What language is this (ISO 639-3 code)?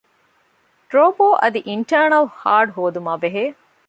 div